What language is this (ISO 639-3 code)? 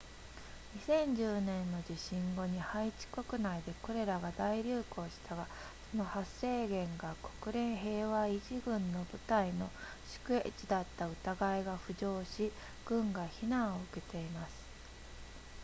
jpn